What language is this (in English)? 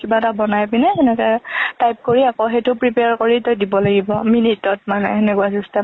Assamese